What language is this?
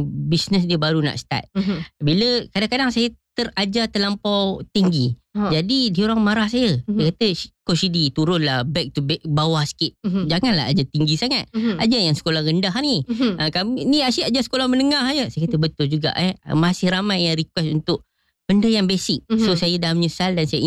Malay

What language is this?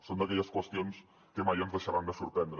Catalan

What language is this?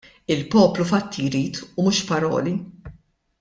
Maltese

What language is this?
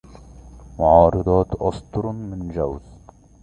Arabic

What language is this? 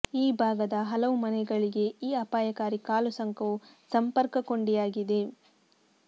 Kannada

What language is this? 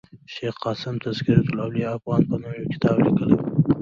Pashto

